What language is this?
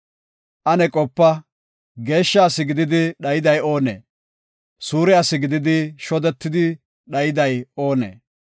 Gofa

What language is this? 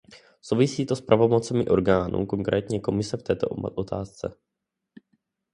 Czech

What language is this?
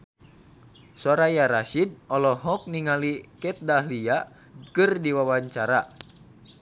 Sundanese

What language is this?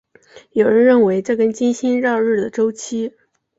Chinese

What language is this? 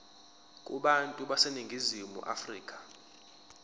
Zulu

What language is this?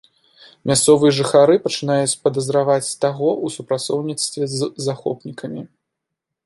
Belarusian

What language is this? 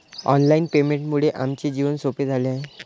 Marathi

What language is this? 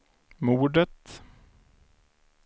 Swedish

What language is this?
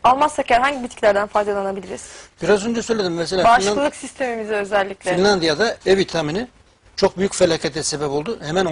Turkish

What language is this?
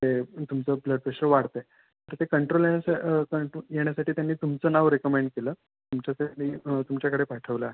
Marathi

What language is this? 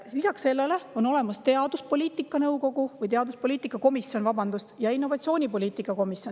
Estonian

